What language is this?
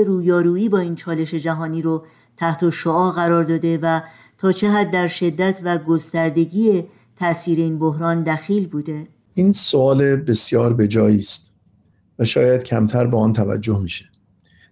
Persian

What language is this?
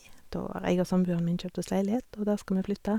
Norwegian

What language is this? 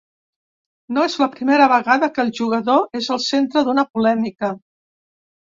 Catalan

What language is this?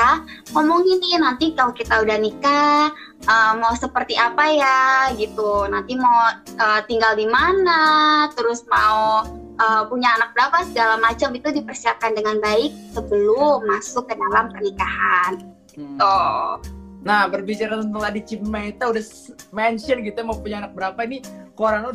Indonesian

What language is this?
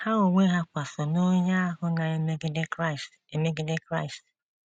Igbo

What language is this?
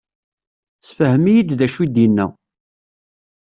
Kabyle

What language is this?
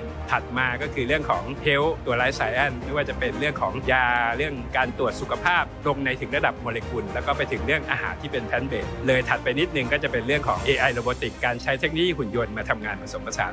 Thai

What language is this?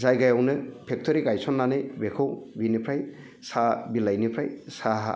Bodo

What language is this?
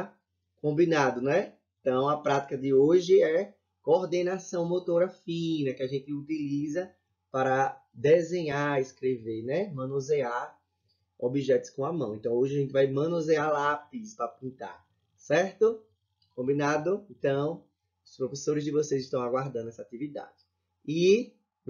Portuguese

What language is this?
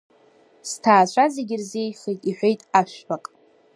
Abkhazian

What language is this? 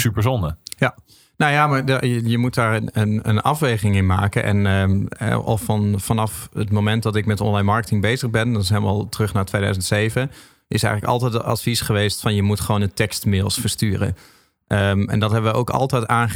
Dutch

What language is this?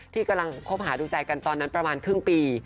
Thai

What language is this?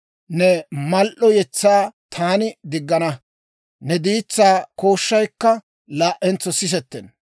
Dawro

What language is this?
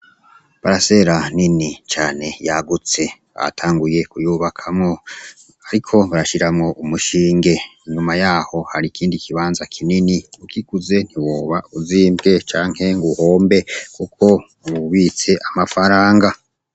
Rundi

